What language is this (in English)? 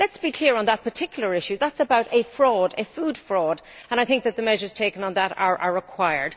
English